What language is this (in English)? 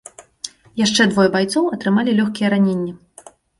Belarusian